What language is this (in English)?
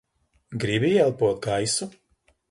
Latvian